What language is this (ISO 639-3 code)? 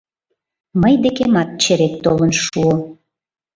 chm